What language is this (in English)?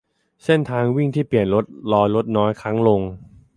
Thai